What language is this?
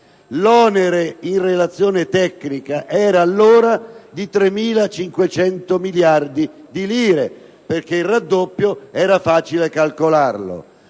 Italian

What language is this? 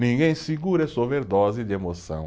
Portuguese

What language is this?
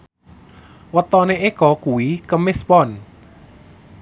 Javanese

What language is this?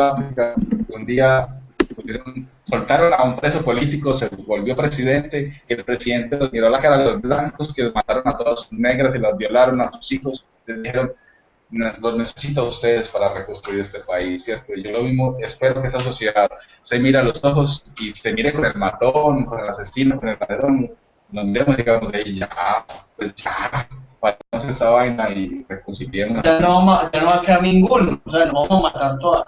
Spanish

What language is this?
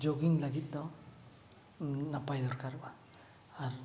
Santali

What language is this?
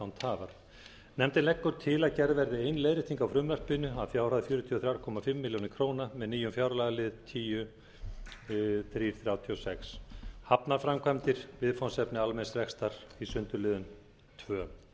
Icelandic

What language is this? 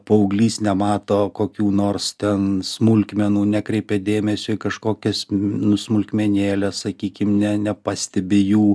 Lithuanian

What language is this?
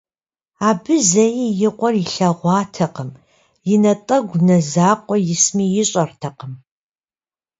Kabardian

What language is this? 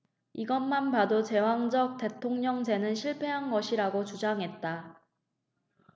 Korean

